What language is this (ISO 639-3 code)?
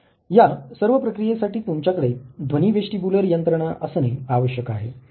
mar